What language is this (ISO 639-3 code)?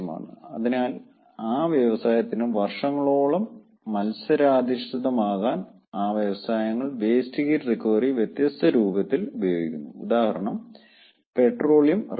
mal